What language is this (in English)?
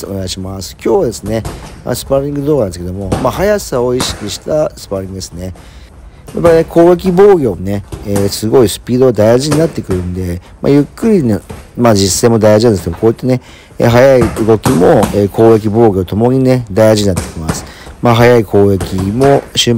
Japanese